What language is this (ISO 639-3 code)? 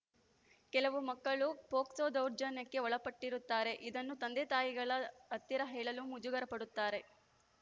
kan